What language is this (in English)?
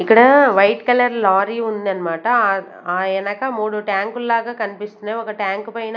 Telugu